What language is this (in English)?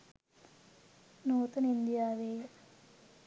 Sinhala